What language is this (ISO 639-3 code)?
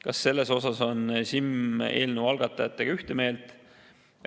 est